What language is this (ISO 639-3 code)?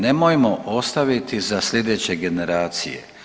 hrv